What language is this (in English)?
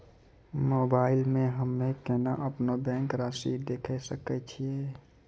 Maithili